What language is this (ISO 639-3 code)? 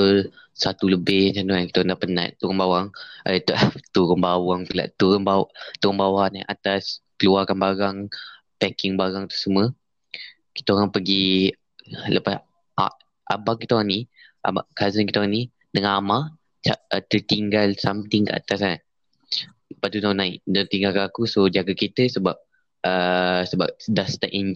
msa